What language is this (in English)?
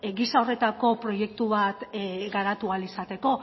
Basque